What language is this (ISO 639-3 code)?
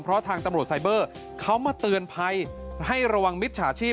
tha